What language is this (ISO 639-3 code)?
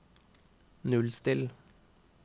nor